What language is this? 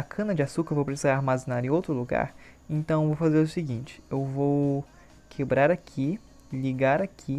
Portuguese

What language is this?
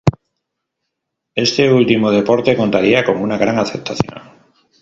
Spanish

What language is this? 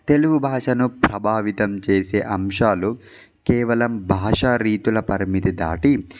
Telugu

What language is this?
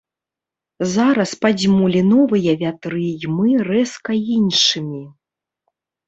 Belarusian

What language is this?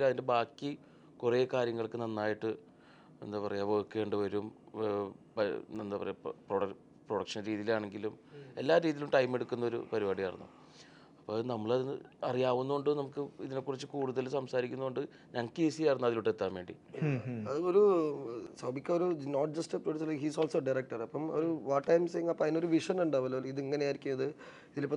Malayalam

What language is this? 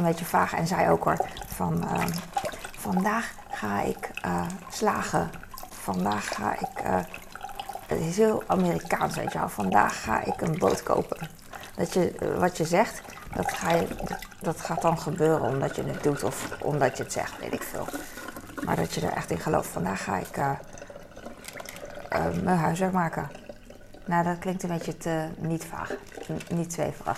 Dutch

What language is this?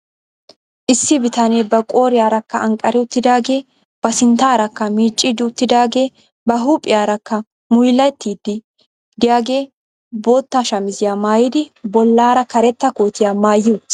Wolaytta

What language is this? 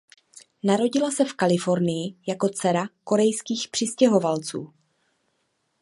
Czech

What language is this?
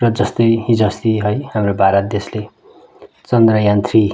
Nepali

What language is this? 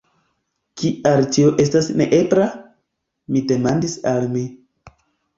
Esperanto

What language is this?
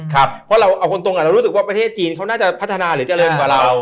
Thai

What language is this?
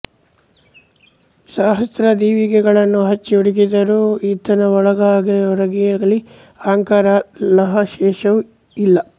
Kannada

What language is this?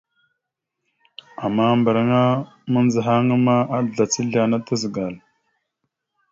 Mada (Cameroon)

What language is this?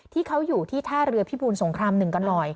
Thai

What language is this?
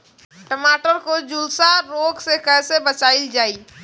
Bhojpuri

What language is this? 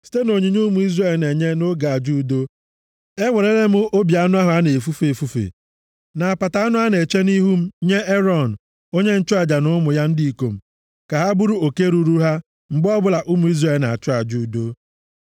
Igbo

